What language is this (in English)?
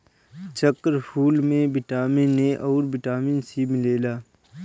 Bhojpuri